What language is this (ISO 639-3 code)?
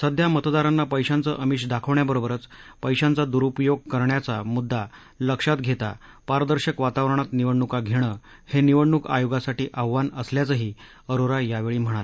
mar